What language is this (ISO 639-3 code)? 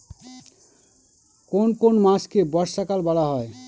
ben